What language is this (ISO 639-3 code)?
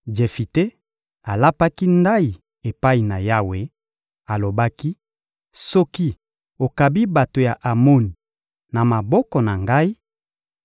lin